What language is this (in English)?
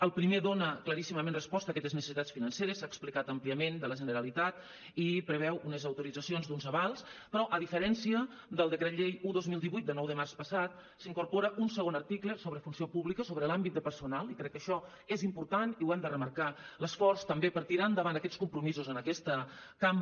Catalan